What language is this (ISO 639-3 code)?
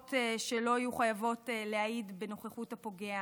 heb